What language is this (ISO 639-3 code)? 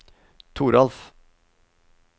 nor